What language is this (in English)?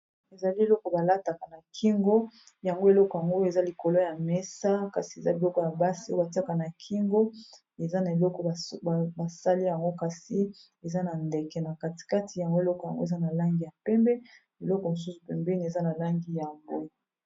Lingala